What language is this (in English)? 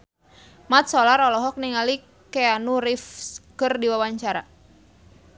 Sundanese